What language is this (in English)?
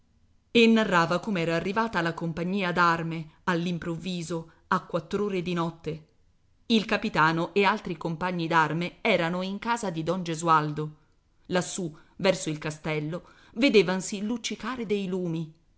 Italian